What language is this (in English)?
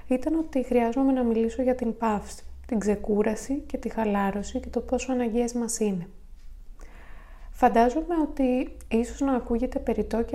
Greek